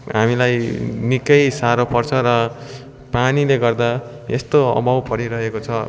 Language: Nepali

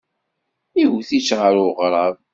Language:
Kabyle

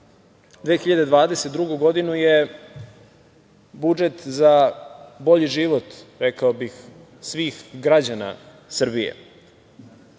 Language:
Serbian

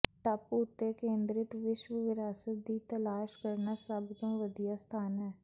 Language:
Punjabi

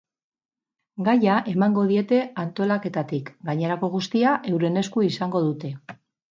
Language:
Basque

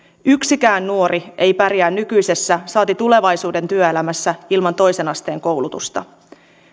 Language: Finnish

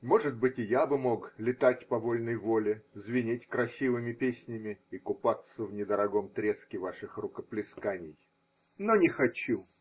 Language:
Russian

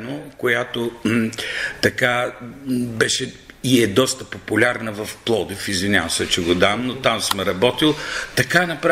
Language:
Bulgarian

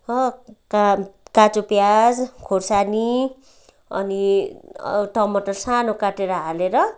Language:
Nepali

